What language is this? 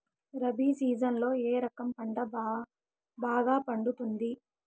Telugu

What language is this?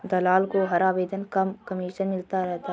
Hindi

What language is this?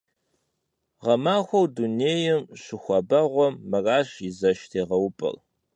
Kabardian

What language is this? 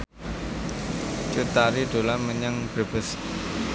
Javanese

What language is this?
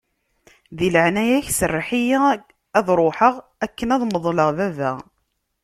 Kabyle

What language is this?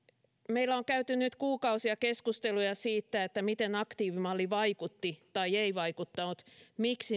Finnish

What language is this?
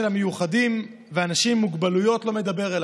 Hebrew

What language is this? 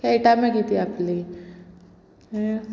Konkani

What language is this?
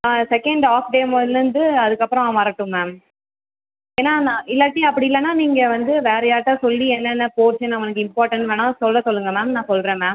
Tamil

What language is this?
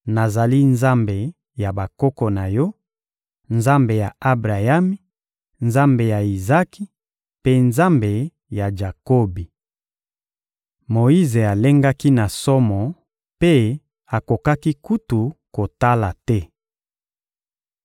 Lingala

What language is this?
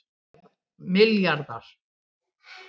Icelandic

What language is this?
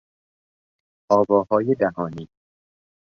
Persian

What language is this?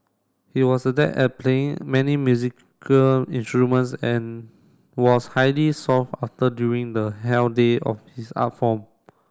English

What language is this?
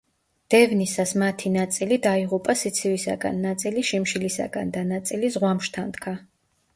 Georgian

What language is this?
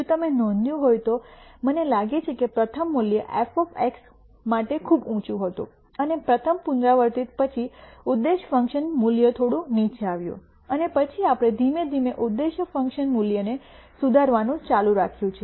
Gujarati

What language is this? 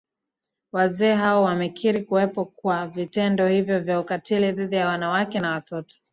Swahili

